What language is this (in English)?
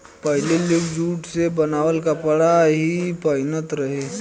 Bhojpuri